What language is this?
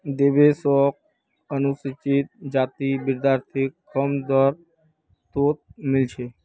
Magahi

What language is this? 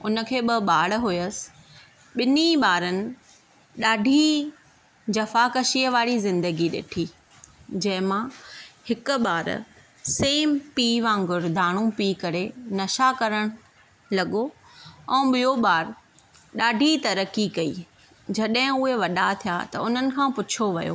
Sindhi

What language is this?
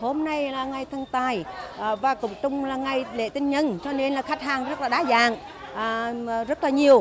Vietnamese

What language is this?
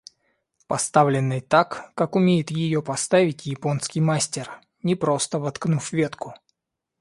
Russian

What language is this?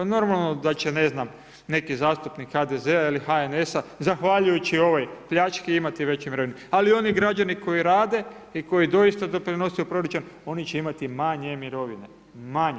Croatian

